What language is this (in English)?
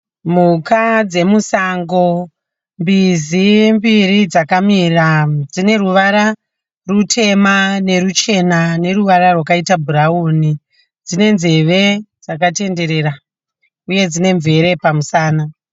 Shona